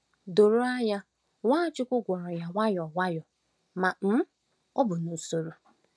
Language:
Igbo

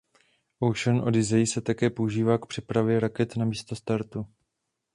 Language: Czech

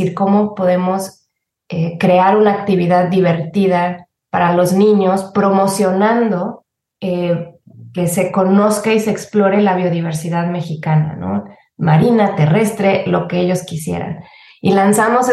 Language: Spanish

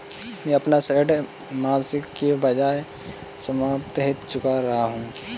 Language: Hindi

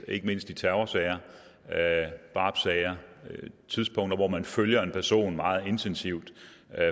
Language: Danish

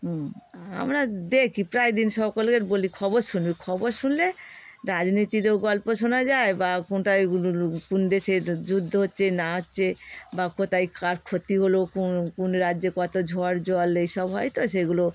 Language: Bangla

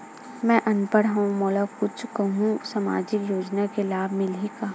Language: Chhattisgarhi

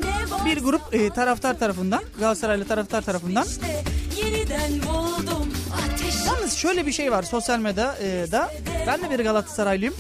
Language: Turkish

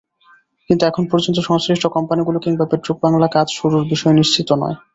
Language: Bangla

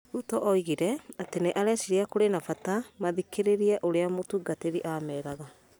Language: Kikuyu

